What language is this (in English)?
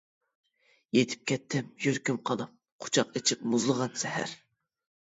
Uyghur